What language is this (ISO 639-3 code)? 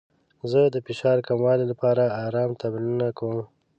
pus